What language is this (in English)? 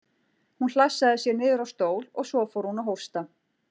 Icelandic